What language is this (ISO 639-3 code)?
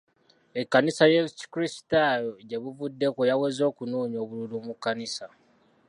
lug